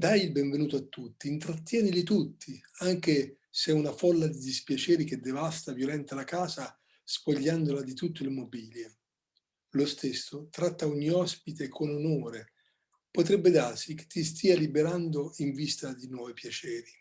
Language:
Italian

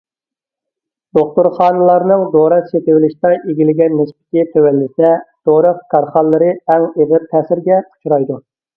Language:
Uyghur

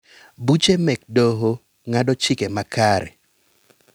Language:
Luo (Kenya and Tanzania)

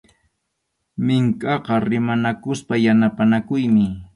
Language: Arequipa-La Unión Quechua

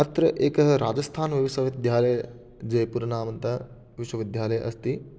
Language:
Sanskrit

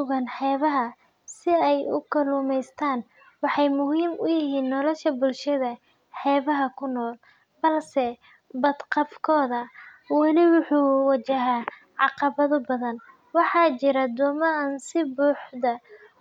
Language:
Somali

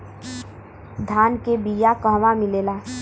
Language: Bhojpuri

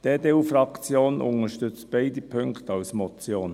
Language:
Swiss German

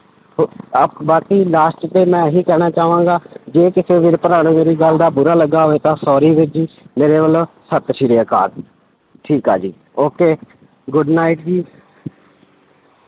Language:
Punjabi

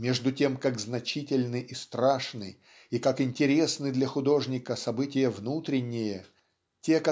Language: Russian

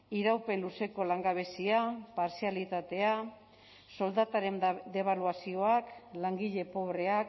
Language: Basque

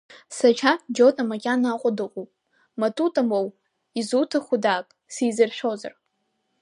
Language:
Abkhazian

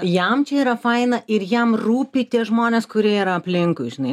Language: Lithuanian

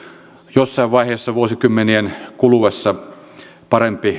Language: Finnish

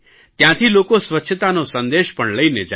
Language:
Gujarati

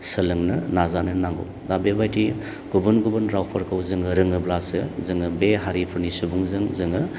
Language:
Bodo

